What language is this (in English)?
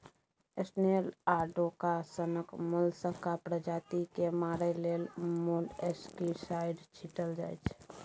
Maithili